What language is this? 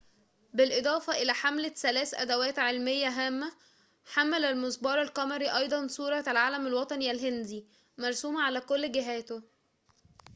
Arabic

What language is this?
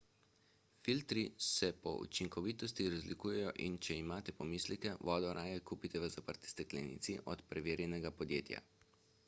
Slovenian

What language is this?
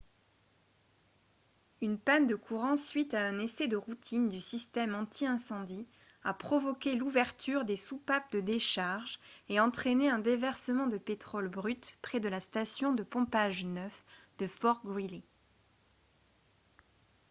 French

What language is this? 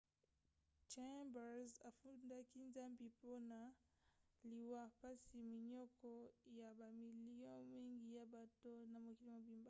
Lingala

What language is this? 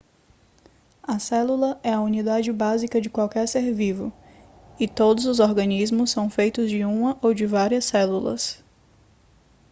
Portuguese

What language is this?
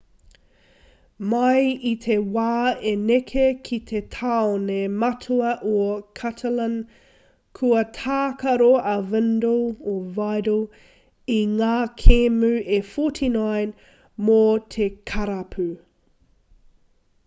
Māori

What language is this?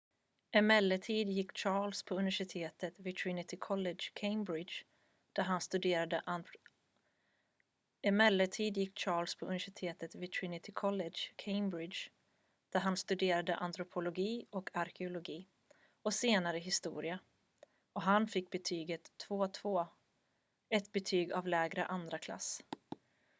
Swedish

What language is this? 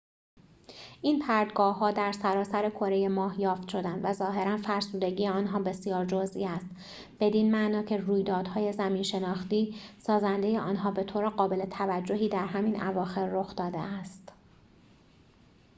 Persian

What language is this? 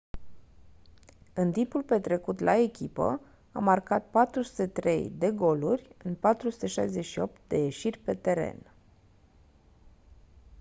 Romanian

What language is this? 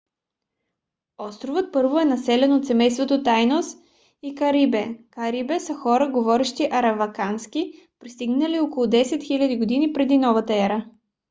Bulgarian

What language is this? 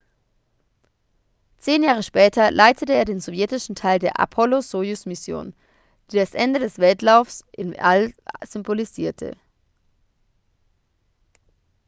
German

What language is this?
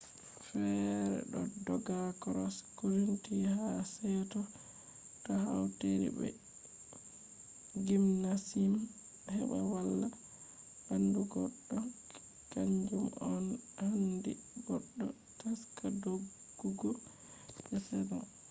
Fula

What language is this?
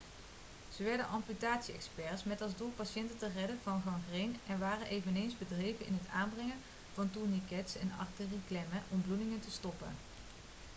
Dutch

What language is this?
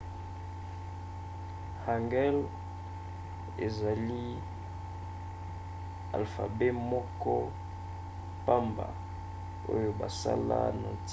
Lingala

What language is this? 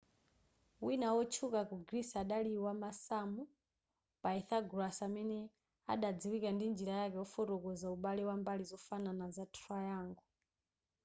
Nyanja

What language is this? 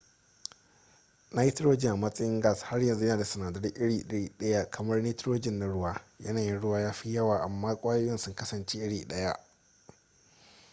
Hausa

